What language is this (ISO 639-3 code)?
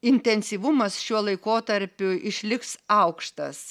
lit